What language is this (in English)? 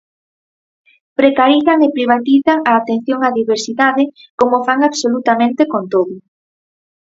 Galician